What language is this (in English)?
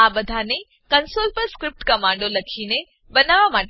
Gujarati